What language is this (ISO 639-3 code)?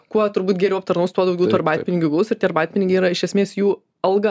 lit